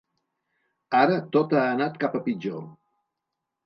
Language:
Catalan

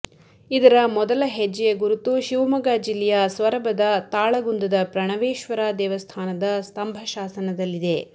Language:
Kannada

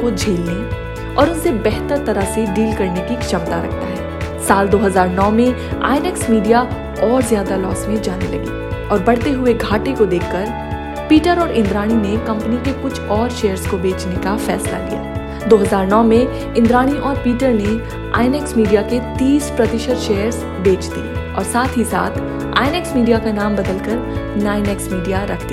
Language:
Hindi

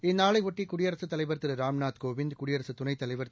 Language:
Tamil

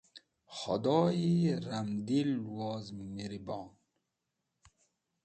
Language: Wakhi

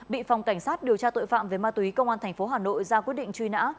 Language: Vietnamese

